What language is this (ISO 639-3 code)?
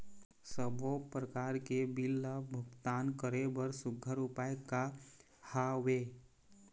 hne